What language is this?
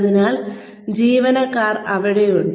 Malayalam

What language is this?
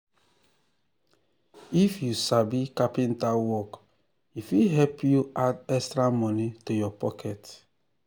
Nigerian Pidgin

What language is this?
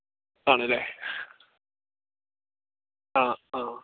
Malayalam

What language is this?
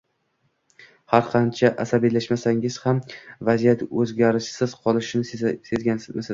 Uzbek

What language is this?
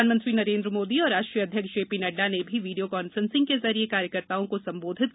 Hindi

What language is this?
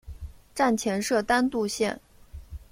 Chinese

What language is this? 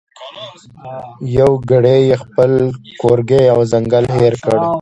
Pashto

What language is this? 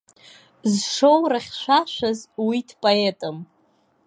Abkhazian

